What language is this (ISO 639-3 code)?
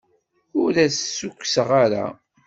kab